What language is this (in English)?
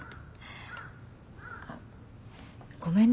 Japanese